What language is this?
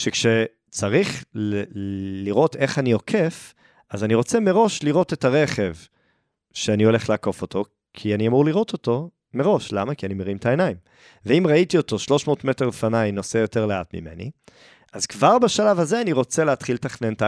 Hebrew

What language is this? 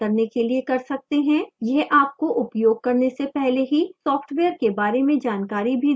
Hindi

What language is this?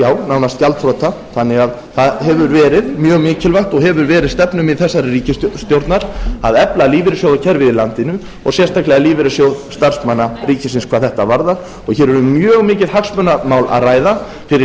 Icelandic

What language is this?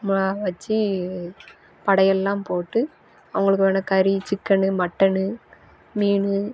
Tamil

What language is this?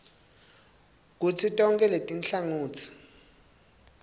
Swati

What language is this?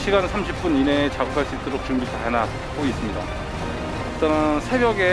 Korean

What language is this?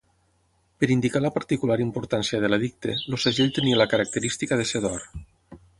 Catalan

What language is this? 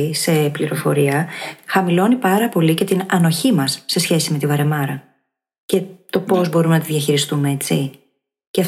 Greek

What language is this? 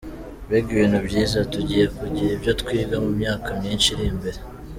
Kinyarwanda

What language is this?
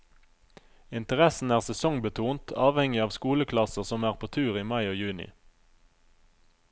Norwegian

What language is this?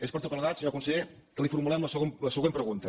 Catalan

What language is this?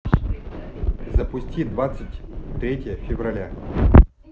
Russian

